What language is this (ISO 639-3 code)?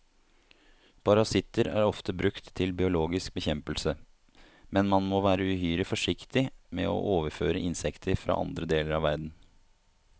nor